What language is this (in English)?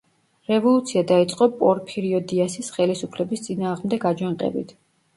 Georgian